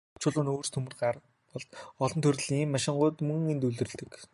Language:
Mongolian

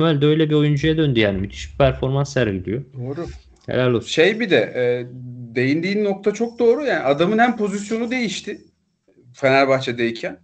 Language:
Turkish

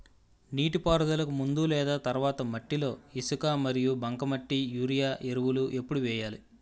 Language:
Telugu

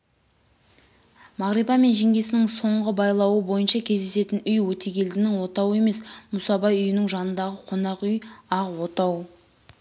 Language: Kazakh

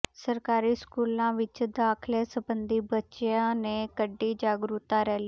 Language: Punjabi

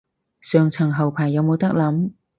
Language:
Cantonese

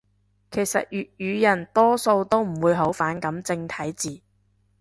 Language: Cantonese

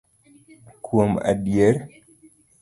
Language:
Luo (Kenya and Tanzania)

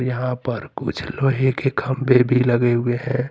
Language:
Hindi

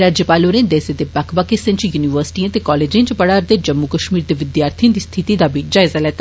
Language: Dogri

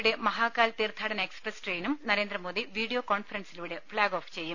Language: Malayalam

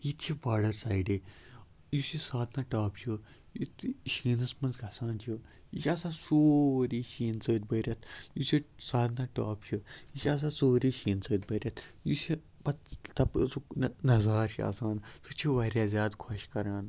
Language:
Kashmiri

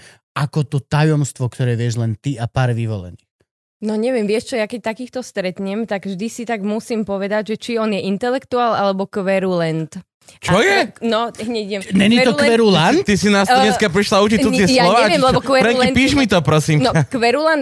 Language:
Slovak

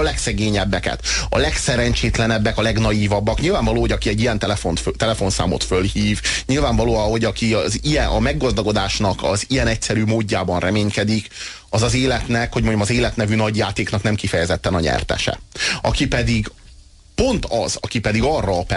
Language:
Hungarian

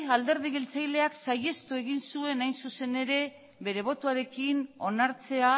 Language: Basque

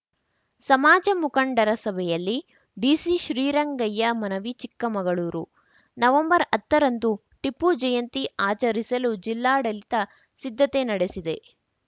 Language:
Kannada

